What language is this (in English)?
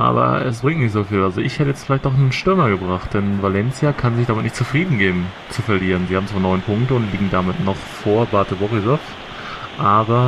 German